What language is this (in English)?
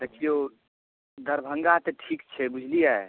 Maithili